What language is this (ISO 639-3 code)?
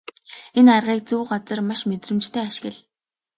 mon